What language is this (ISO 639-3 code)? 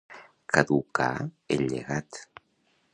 cat